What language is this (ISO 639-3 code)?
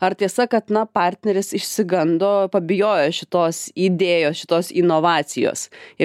lit